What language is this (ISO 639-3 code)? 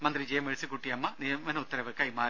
mal